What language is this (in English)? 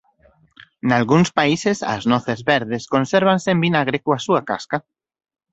Galician